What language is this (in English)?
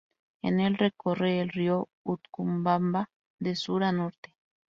Spanish